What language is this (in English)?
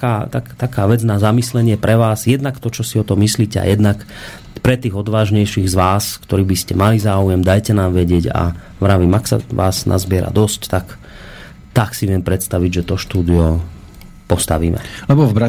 Slovak